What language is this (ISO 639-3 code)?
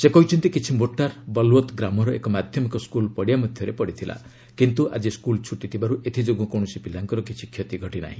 ori